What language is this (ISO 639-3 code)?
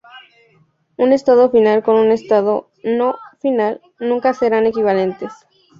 spa